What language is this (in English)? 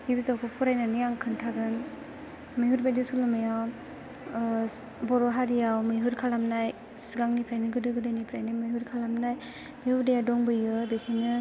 Bodo